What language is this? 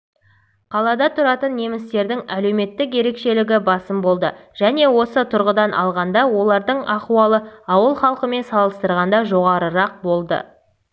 Kazakh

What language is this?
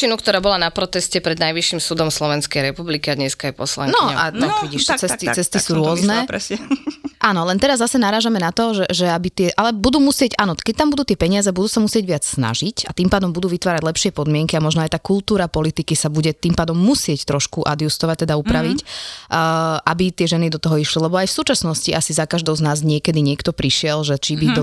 Slovak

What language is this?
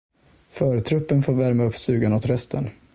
Swedish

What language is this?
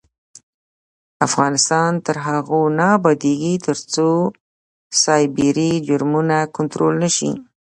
Pashto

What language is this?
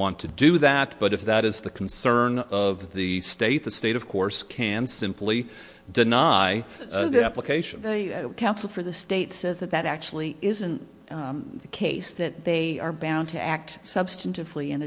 English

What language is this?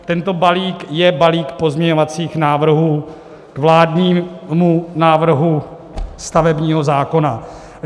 Czech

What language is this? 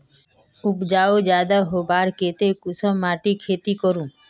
Magahi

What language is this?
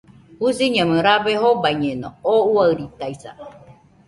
Nüpode Huitoto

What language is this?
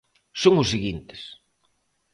Galician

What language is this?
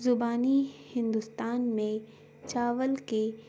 Urdu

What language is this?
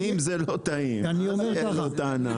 Hebrew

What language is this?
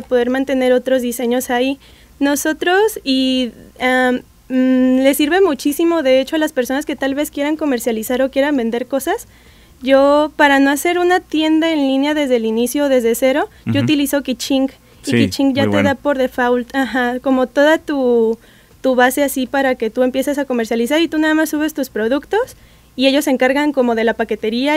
Spanish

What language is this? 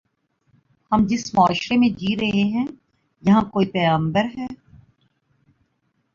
Urdu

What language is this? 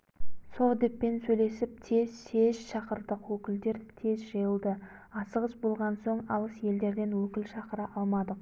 Kazakh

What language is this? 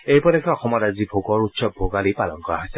Assamese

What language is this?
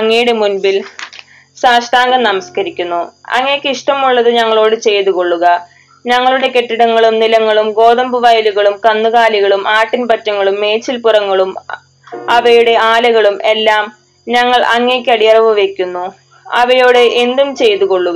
Malayalam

